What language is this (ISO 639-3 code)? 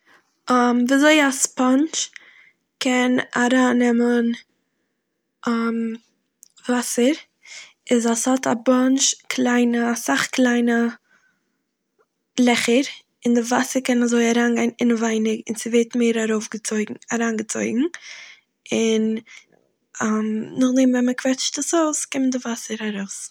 yid